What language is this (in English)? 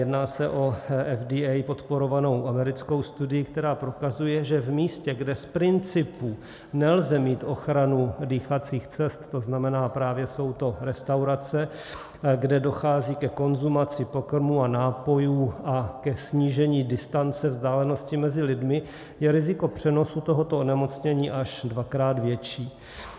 Czech